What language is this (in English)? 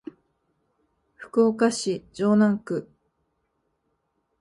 Japanese